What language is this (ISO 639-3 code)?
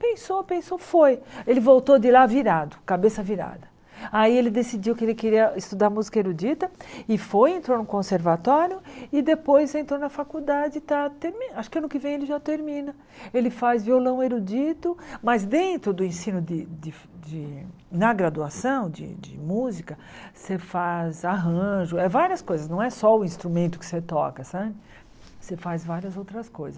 por